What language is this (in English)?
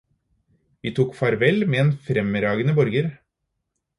Norwegian Bokmål